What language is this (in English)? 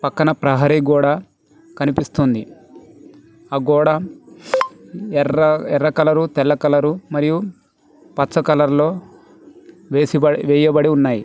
Telugu